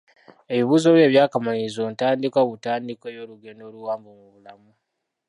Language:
Ganda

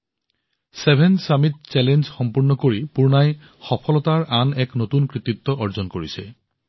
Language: Assamese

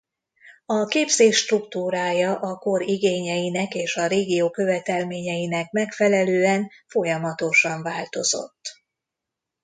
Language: Hungarian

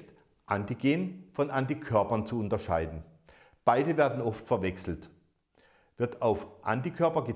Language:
German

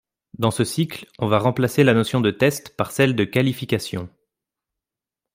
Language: French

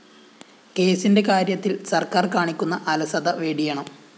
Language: Malayalam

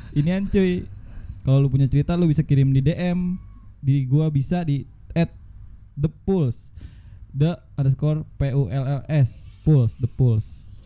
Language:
Indonesian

